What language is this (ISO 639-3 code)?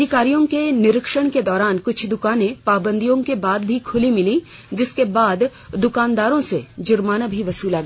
hin